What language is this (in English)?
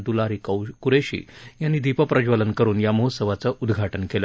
Marathi